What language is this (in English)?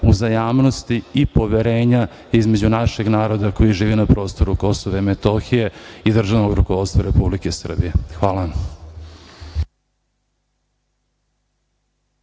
Serbian